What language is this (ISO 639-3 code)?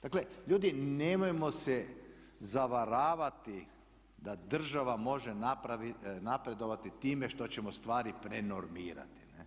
hrv